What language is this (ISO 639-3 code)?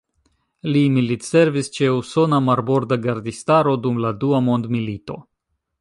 epo